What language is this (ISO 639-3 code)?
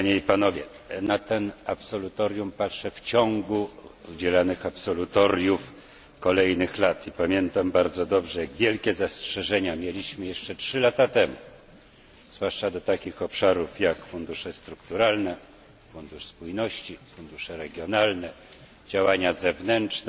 pol